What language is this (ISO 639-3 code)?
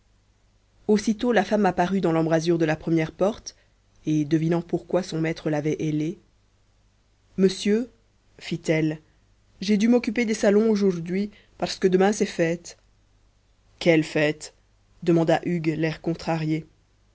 fra